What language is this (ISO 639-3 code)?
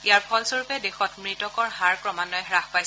asm